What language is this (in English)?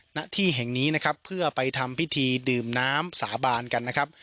Thai